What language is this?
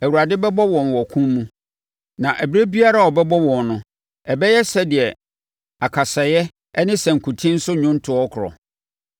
Akan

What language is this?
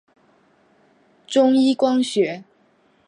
Chinese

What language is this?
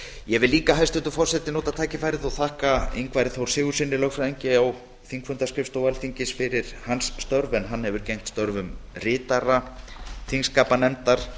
Icelandic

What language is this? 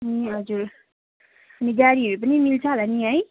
Nepali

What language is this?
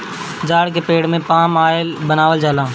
Bhojpuri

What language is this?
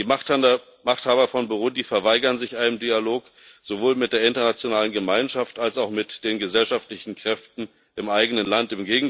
German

